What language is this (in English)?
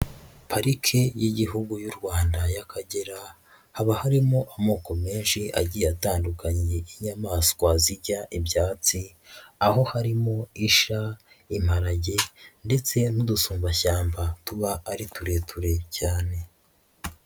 Kinyarwanda